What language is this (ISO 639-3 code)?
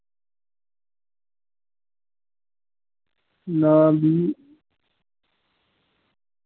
doi